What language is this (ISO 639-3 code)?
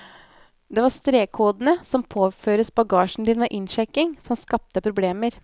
nor